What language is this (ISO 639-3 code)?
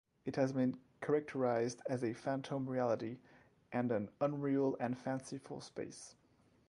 eng